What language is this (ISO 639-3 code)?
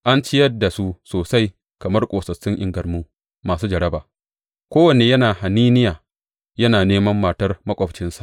hau